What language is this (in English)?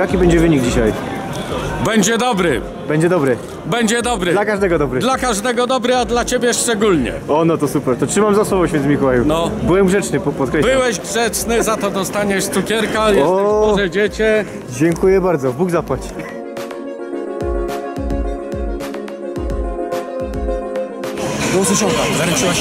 Polish